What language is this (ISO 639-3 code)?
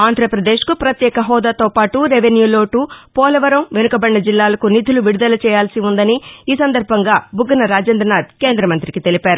tel